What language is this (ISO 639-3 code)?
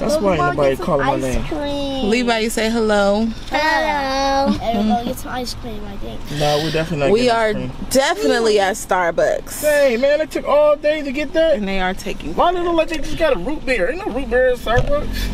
eng